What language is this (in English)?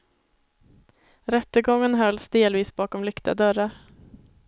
Swedish